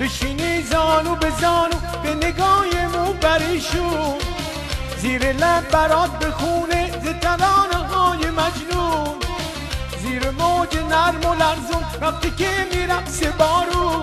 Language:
Persian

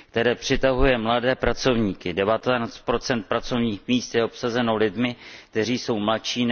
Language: Czech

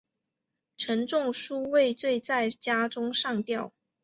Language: Chinese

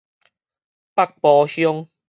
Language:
Min Nan Chinese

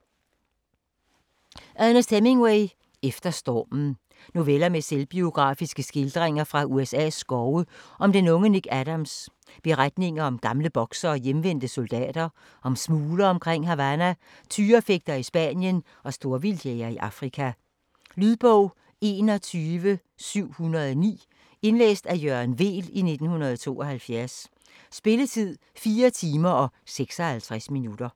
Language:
Danish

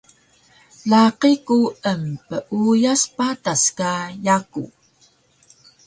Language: Taroko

